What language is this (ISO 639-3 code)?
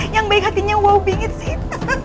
ind